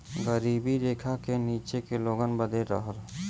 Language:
Bhojpuri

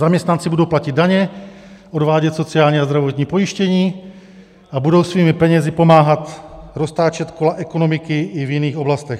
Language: Czech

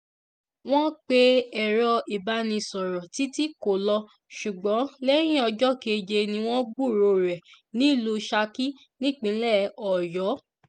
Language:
Yoruba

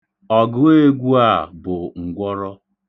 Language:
Igbo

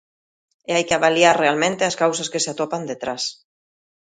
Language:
Galician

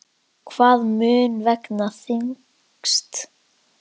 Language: Icelandic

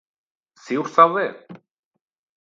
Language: Basque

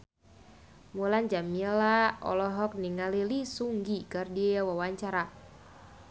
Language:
Sundanese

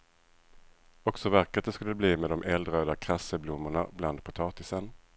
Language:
Swedish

